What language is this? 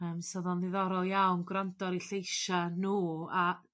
Welsh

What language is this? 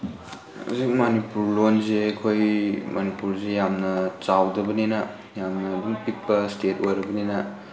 Manipuri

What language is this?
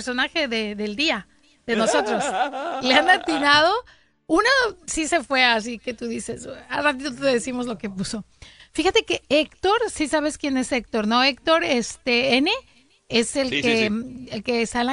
Spanish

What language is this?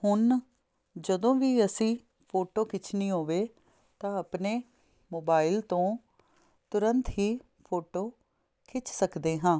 Punjabi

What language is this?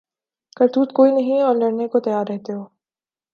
Urdu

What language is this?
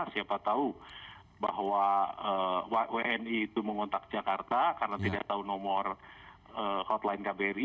Indonesian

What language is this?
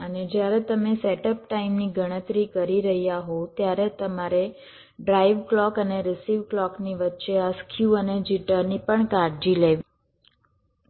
Gujarati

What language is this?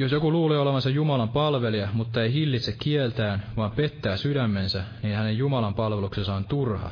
Finnish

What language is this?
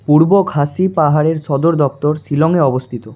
Bangla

